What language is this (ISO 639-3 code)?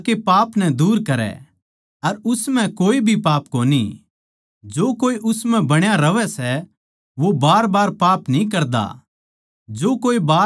bgc